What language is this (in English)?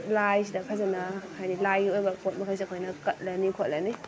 Manipuri